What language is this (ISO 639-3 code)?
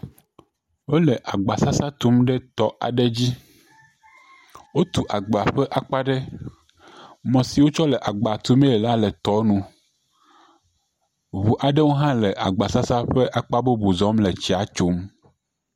ewe